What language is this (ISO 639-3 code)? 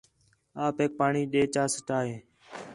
xhe